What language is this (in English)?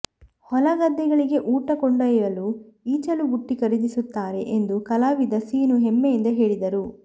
Kannada